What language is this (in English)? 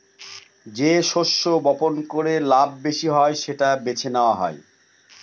Bangla